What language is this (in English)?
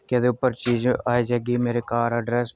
Dogri